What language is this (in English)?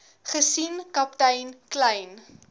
Afrikaans